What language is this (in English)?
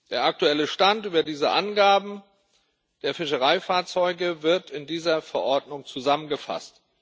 German